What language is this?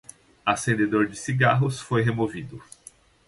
Portuguese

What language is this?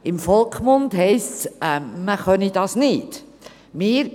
Swiss German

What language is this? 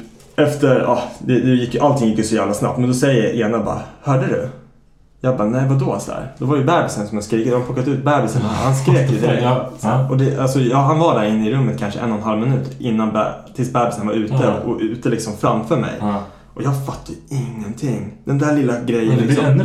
Swedish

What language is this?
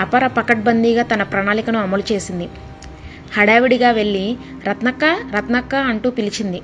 Telugu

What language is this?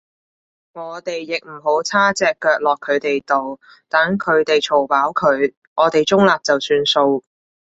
Cantonese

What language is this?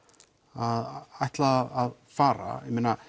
Icelandic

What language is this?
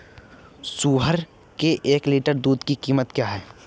Hindi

